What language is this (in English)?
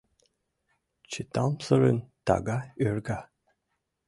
Mari